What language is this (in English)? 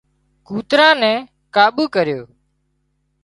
Wadiyara Koli